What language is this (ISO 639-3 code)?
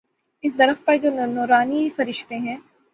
urd